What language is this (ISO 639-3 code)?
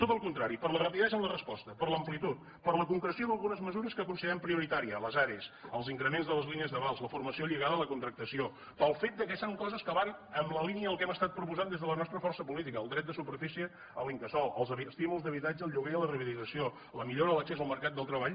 cat